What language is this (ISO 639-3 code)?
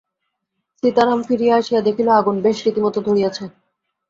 ben